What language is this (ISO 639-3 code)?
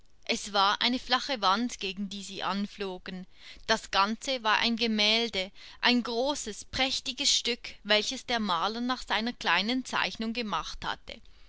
deu